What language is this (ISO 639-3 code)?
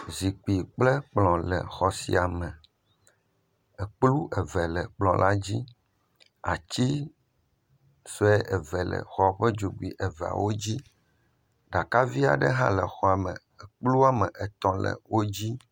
ewe